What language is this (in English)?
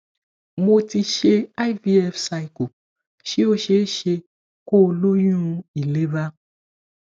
Yoruba